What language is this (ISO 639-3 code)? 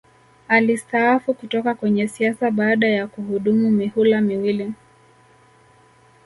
swa